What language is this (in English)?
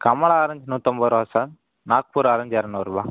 Tamil